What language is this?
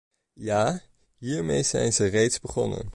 Dutch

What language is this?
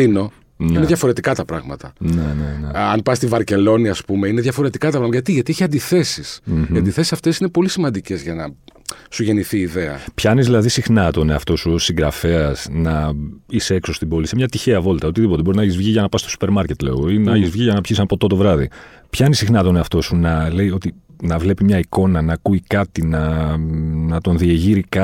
Greek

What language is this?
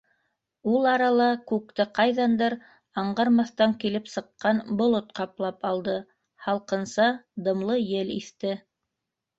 Bashkir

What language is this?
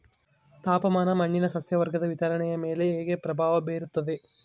Kannada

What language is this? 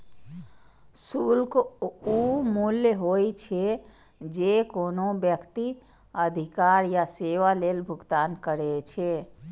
Maithili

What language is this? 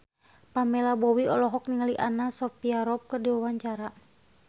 Sundanese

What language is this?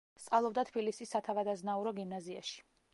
Georgian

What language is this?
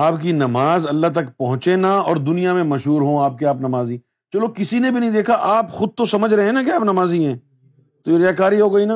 Urdu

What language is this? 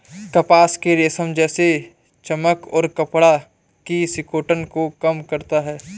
Hindi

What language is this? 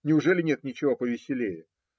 Russian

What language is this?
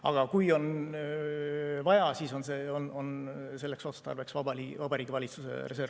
Estonian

